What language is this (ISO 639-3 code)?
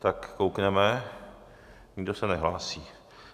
ces